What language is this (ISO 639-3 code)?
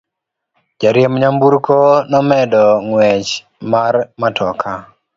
luo